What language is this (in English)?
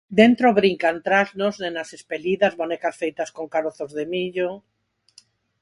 Galician